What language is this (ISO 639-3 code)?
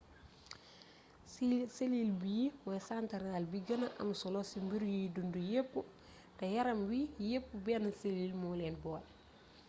wol